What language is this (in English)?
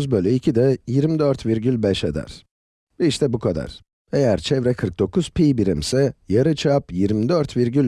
Turkish